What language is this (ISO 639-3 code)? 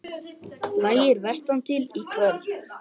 isl